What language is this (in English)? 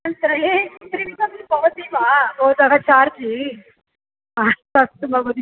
Sanskrit